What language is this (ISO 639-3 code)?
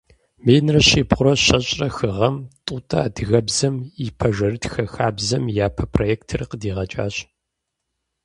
kbd